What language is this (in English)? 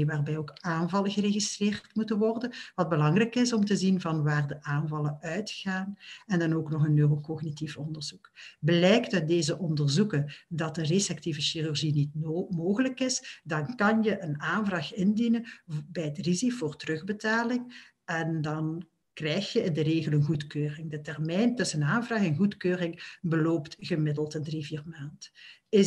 Dutch